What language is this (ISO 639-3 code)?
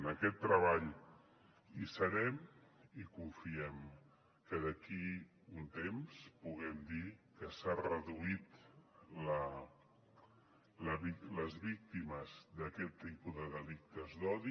cat